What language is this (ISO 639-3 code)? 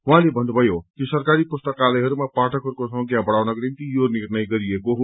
nep